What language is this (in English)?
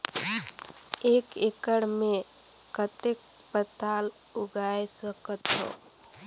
Chhattisgarhi